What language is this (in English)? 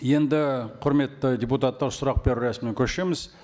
Kazakh